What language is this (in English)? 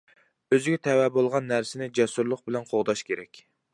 Uyghur